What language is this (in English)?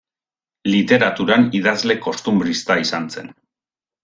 Basque